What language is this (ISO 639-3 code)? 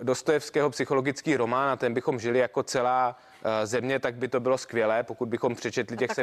ces